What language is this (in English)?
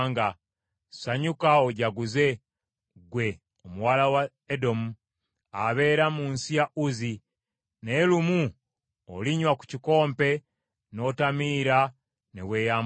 Ganda